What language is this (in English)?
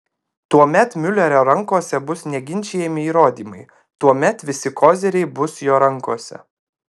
Lithuanian